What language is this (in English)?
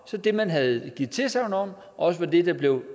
Danish